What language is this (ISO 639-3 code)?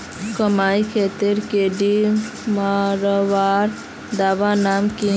mag